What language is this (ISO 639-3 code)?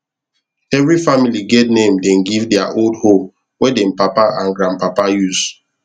pcm